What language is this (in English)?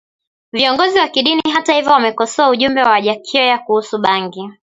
Swahili